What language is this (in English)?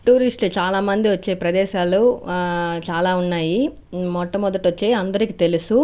Telugu